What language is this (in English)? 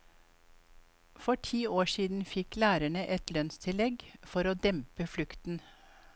Norwegian